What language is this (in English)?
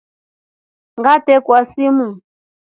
Rombo